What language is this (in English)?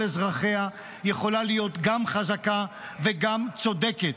Hebrew